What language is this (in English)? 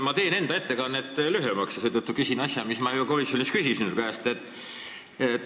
Estonian